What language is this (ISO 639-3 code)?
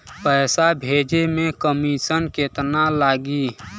bho